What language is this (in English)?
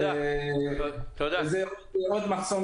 Hebrew